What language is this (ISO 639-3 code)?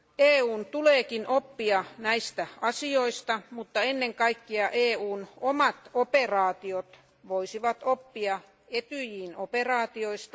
fin